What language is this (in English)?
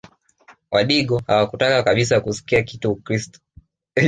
Swahili